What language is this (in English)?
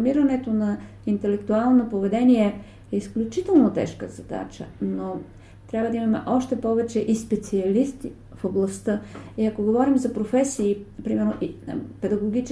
Bulgarian